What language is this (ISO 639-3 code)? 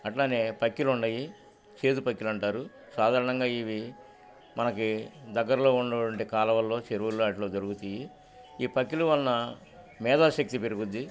tel